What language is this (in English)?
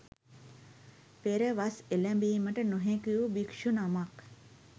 Sinhala